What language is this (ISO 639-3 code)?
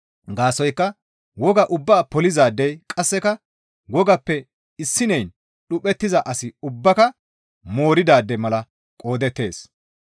gmv